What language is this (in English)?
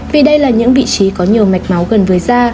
Vietnamese